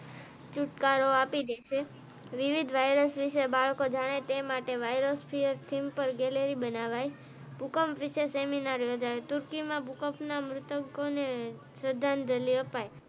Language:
Gujarati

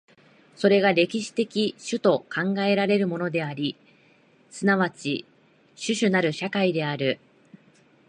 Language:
Japanese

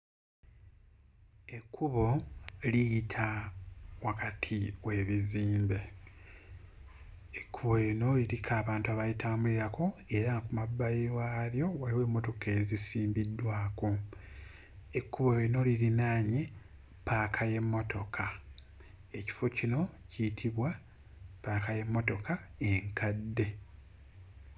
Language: Ganda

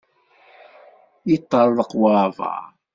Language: Kabyle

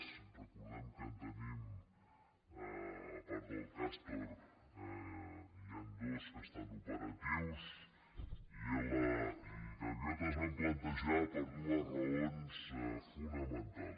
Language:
Catalan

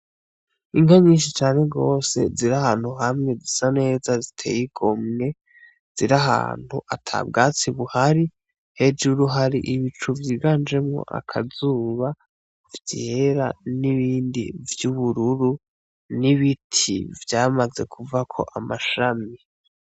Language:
Rundi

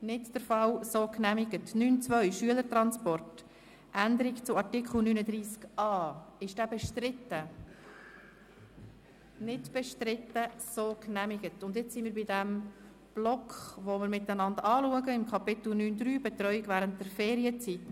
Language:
Swiss German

